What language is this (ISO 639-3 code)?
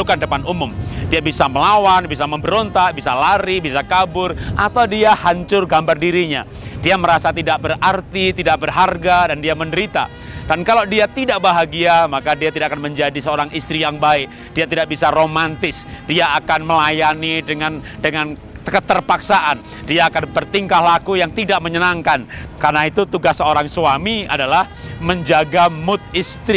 ind